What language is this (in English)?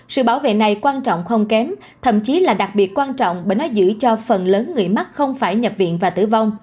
Vietnamese